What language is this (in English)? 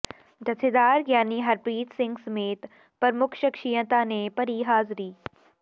Punjabi